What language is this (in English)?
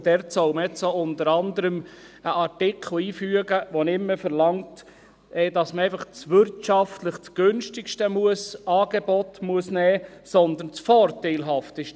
Swiss German